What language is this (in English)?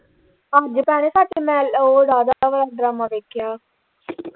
Punjabi